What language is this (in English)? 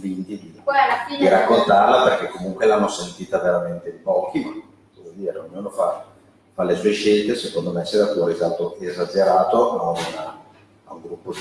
Italian